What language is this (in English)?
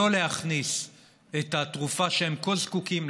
Hebrew